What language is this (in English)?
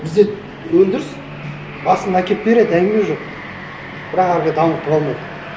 Kazakh